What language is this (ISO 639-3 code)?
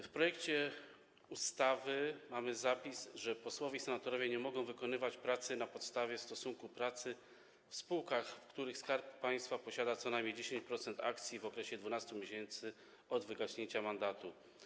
pol